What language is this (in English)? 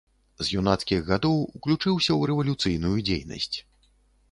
Belarusian